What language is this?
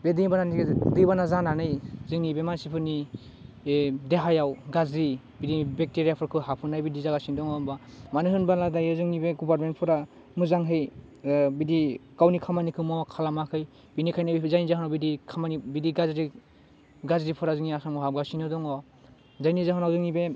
Bodo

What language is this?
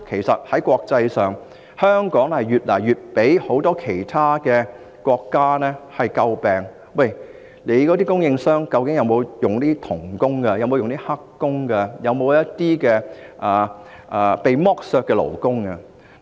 Cantonese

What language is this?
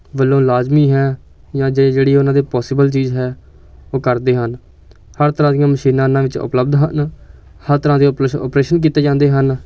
Punjabi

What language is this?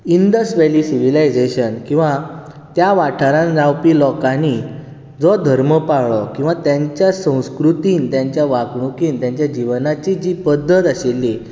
Konkani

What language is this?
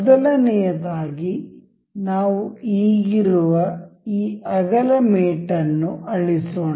Kannada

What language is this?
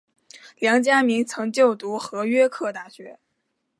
Chinese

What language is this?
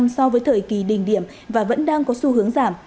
Vietnamese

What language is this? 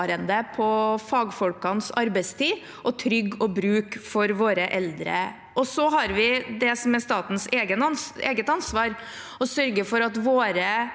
Norwegian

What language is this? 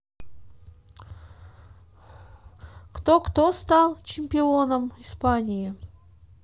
Russian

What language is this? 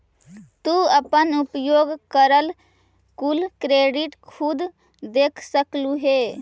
Magahi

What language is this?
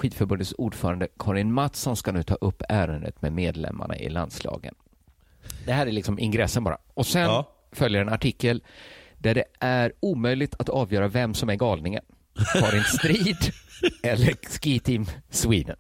Swedish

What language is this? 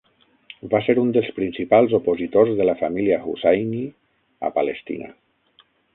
Catalan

